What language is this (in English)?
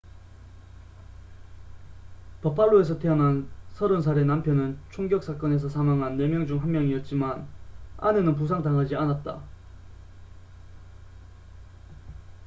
Korean